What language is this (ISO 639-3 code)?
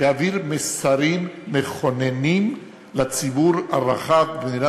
heb